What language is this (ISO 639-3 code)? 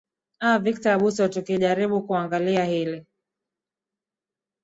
swa